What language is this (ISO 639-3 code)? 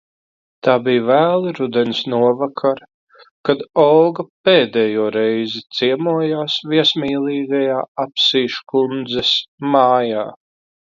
lav